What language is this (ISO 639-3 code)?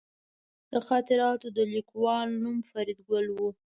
pus